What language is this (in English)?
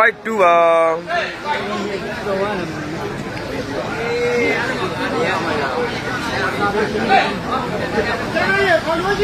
Arabic